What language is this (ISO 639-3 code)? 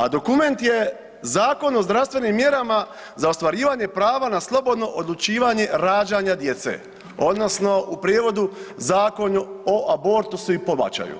hrv